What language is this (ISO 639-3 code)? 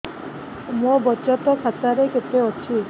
ori